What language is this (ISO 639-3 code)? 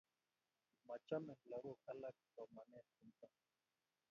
kln